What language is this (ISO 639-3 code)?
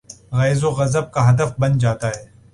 urd